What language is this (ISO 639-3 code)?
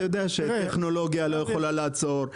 heb